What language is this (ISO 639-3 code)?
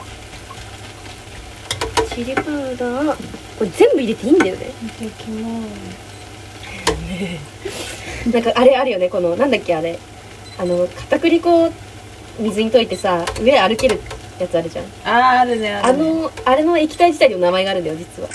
jpn